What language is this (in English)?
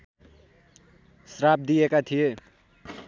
Nepali